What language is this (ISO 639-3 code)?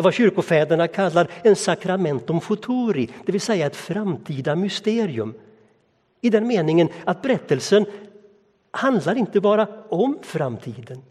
swe